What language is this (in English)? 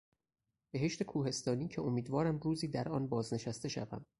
Persian